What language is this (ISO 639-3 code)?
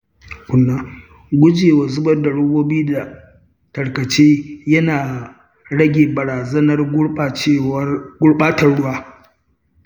hau